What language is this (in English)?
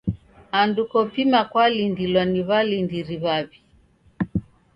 Taita